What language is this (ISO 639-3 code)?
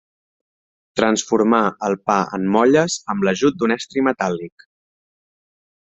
cat